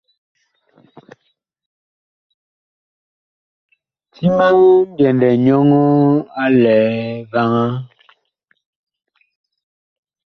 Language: Bakoko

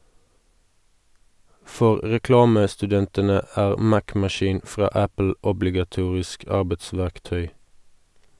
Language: Norwegian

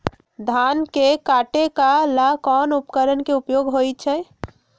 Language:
Magahi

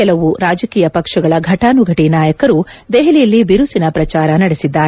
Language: Kannada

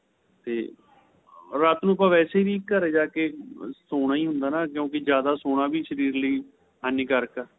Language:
Punjabi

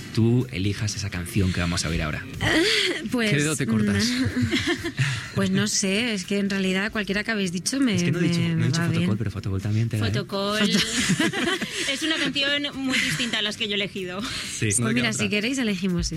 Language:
Spanish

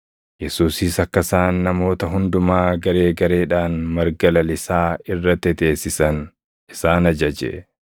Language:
Oromo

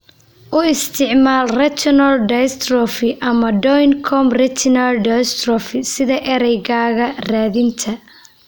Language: Somali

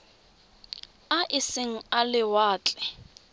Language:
Tswana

